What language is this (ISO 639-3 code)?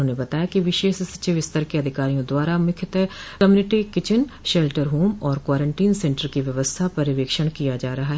hin